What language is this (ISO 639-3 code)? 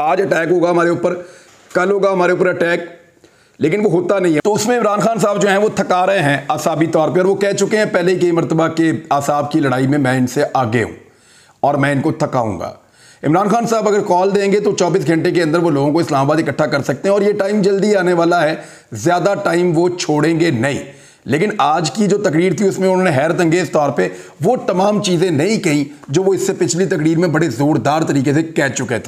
hin